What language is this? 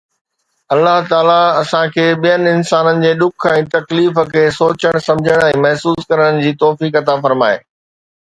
Sindhi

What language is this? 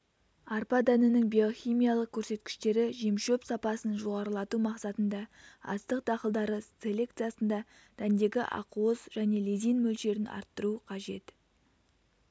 Kazakh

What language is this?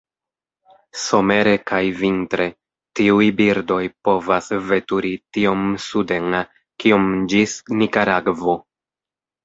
Esperanto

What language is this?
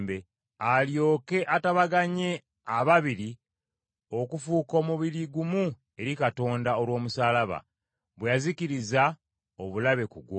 Ganda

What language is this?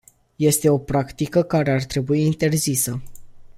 Romanian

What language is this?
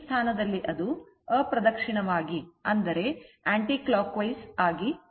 Kannada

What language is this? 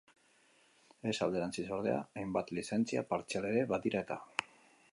Basque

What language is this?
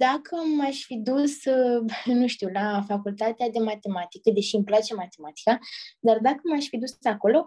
Romanian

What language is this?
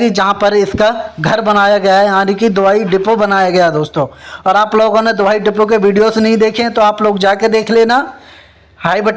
Hindi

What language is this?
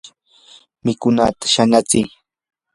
Yanahuanca Pasco Quechua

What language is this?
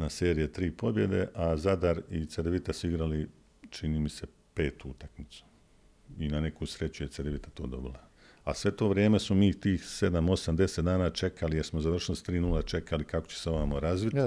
Croatian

